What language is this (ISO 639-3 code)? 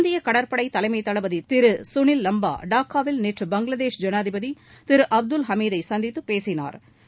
tam